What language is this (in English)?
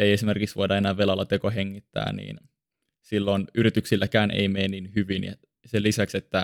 Finnish